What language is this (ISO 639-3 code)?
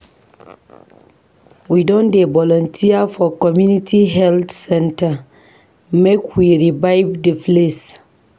pcm